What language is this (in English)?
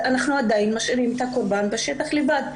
Hebrew